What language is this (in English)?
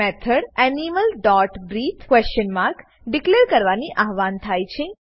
Gujarati